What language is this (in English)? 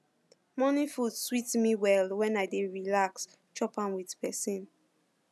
Nigerian Pidgin